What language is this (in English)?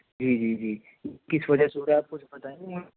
Urdu